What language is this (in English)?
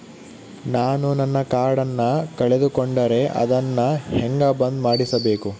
Kannada